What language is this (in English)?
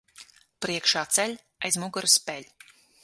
Latvian